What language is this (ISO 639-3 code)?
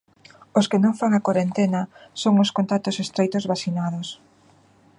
glg